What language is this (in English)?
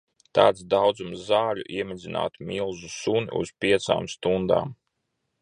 Latvian